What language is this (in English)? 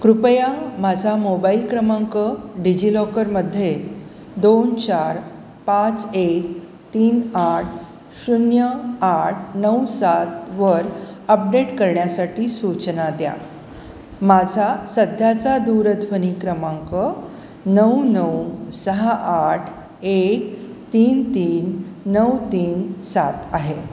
Marathi